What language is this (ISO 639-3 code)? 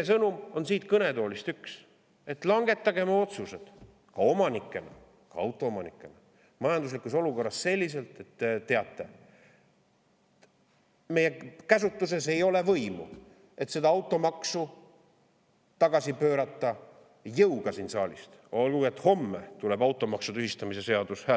est